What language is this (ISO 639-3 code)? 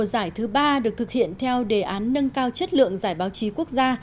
vie